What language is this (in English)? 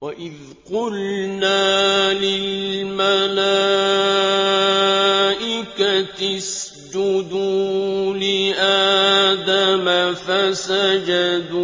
Arabic